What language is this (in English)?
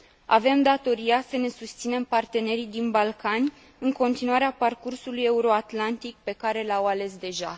Romanian